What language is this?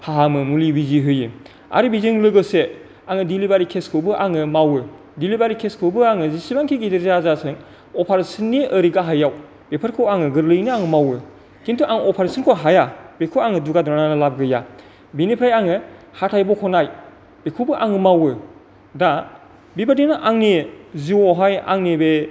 Bodo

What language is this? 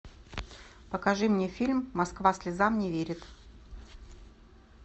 Russian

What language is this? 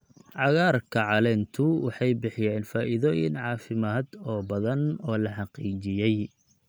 Somali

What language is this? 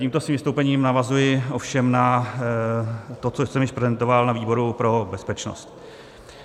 Czech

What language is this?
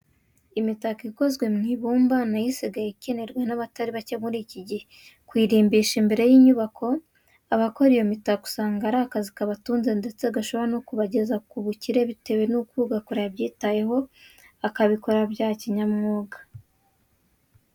Kinyarwanda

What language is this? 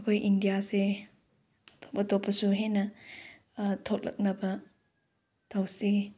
Manipuri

